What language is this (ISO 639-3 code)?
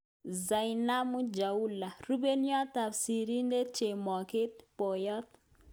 kln